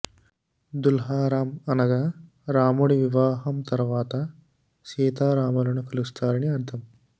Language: Telugu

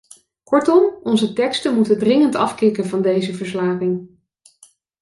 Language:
Dutch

